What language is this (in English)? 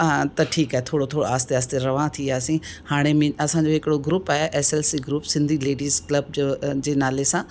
Sindhi